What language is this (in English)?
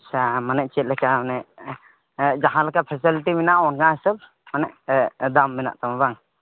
Santali